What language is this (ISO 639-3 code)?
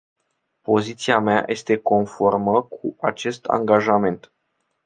ron